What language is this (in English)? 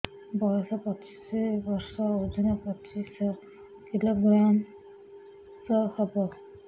Odia